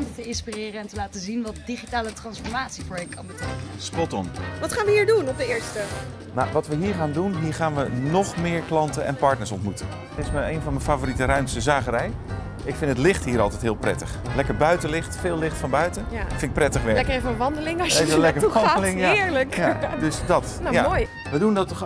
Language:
Dutch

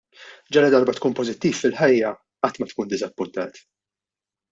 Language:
Maltese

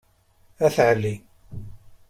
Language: Kabyle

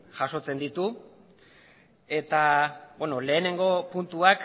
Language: Basque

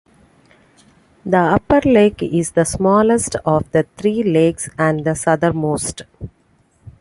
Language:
English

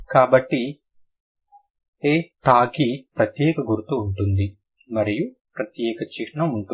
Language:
Telugu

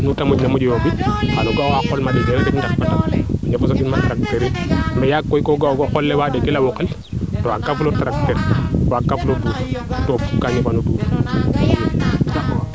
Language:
Serer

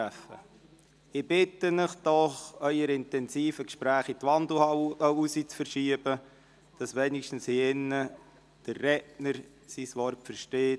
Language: Swiss German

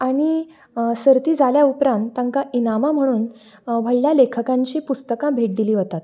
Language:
Konkani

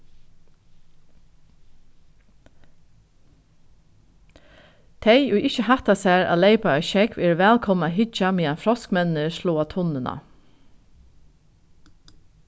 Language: Faroese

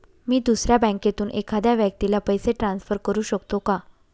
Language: Marathi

